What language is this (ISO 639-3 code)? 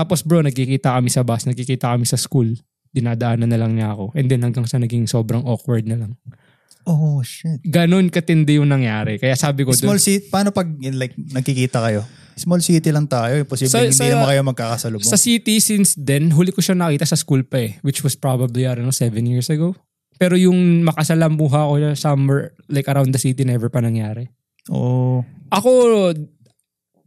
fil